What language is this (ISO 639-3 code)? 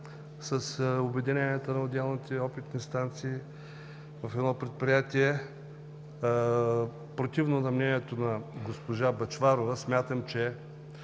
bul